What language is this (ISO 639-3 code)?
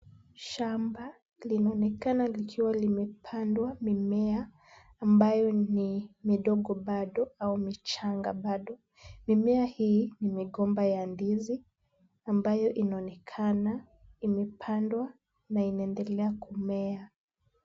swa